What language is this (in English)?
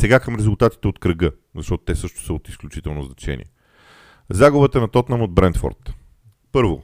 Bulgarian